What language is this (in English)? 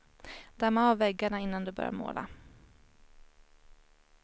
Swedish